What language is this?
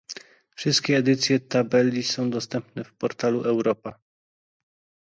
Polish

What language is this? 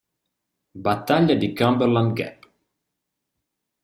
Italian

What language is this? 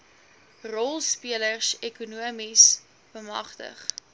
Afrikaans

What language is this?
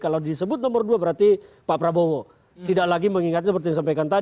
Indonesian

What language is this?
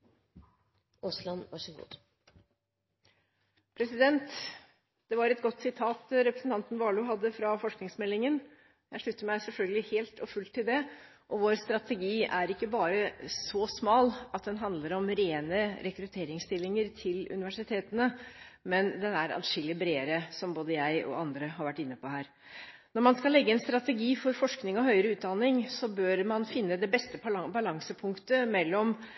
Norwegian Bokmål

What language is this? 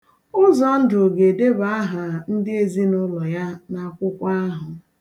Igbo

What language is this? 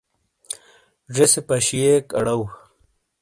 Shina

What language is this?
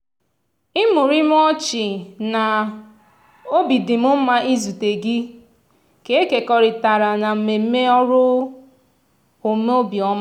Igbo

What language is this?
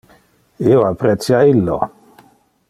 Interlingua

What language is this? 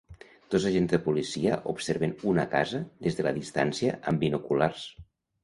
Catalan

